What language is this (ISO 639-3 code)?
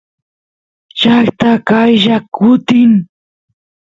qus